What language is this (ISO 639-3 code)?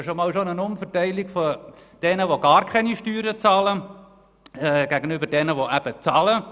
gsw